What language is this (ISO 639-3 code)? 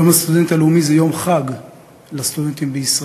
heb